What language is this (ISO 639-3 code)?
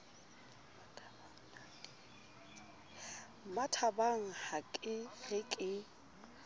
sot